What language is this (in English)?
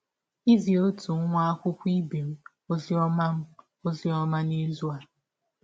Igbo